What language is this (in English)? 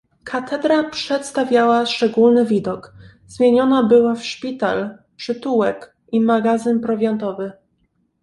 Polish